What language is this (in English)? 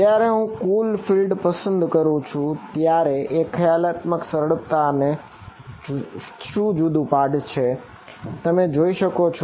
Gujarati